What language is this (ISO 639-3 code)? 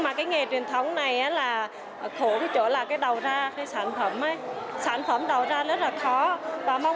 vie